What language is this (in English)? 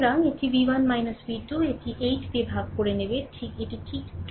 Bangla